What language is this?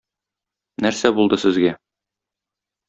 Tatar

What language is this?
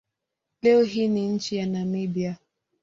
Swahili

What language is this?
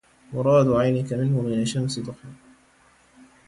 Arabic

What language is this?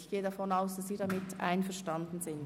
Swiss German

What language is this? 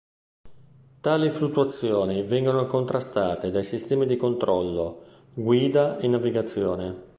Italian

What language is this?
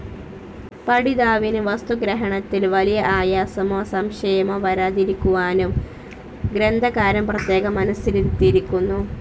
Malayalam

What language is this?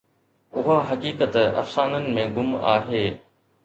Sindhi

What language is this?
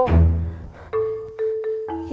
Indonesian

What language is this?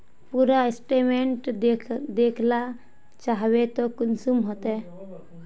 Magahi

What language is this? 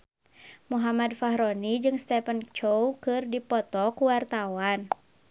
Sundanese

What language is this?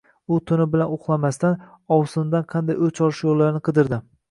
Uzbek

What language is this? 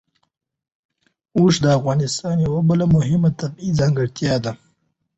Pashto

